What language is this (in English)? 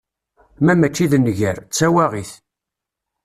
Kabyle